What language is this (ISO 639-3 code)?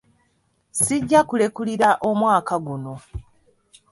lug